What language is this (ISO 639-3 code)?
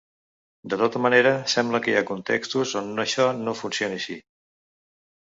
cat